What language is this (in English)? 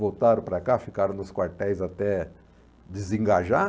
Portuguese